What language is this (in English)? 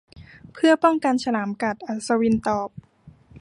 Thai